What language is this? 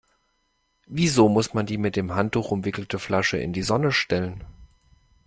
German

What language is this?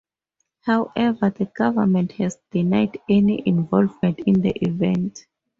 English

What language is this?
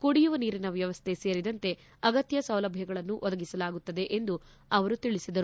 Kannada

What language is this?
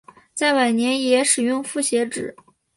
Chinese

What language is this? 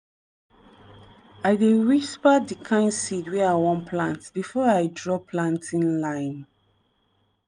Nigerian Pidgin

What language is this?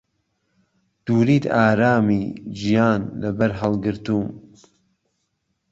Central Kurdish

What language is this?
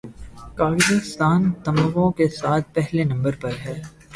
Urdu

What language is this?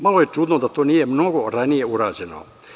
Serbian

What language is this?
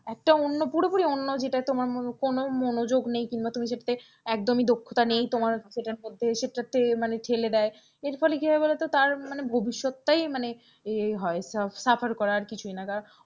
Bangla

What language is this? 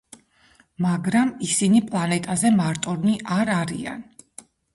Georgian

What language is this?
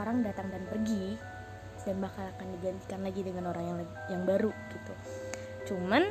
Indonesian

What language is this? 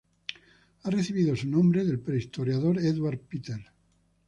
Spanish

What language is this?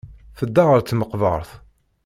Kabyle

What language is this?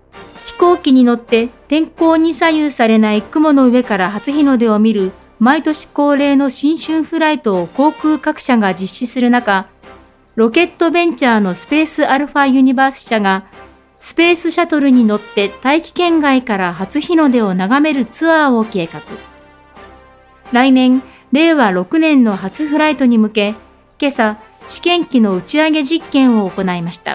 Japanese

